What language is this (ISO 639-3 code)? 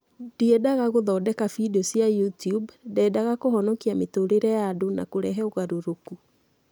kik